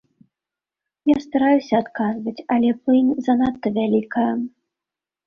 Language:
Belarusian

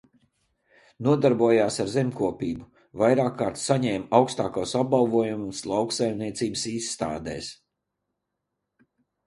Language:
Latvian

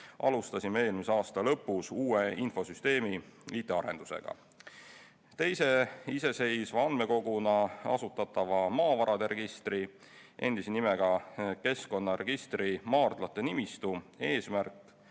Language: Estonian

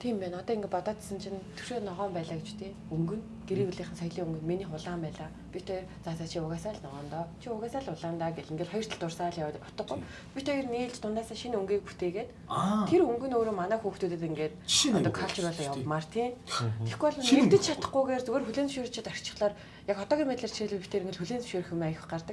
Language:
Korean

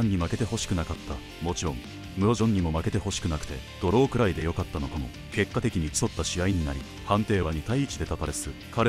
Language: Japanese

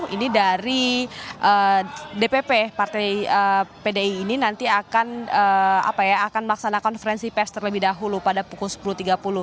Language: Indonesian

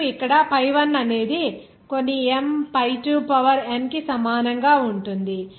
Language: Telugu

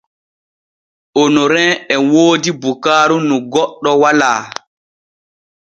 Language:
Borgu Fulfulde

